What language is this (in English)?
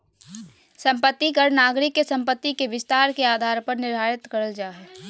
Magahi